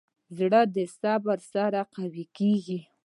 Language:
Pashto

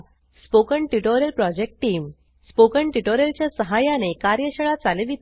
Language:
Marathi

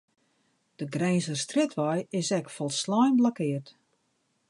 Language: Western Frisian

